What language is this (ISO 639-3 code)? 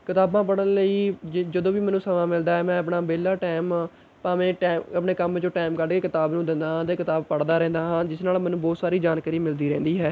pan